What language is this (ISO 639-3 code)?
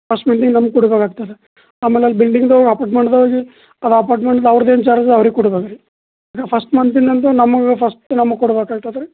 kan